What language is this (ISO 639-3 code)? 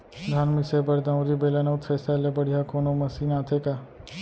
hne